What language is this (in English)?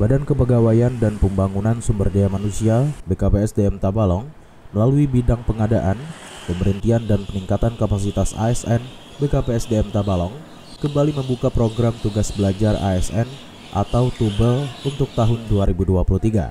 Indonesian